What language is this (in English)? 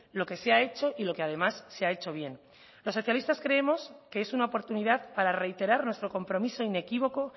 Spanish